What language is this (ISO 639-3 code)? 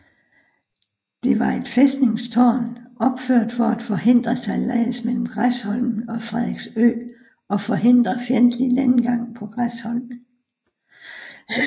dan